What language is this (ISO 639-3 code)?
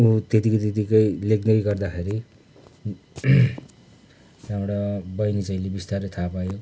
nep